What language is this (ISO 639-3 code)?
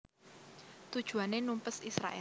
jav